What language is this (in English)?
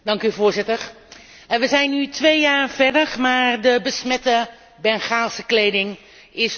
Dutch